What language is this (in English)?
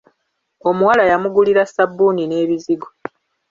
Ganda